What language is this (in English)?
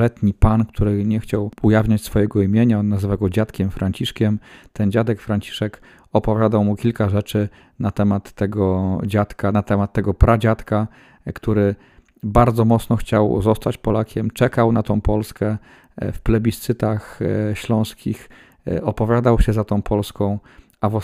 Polish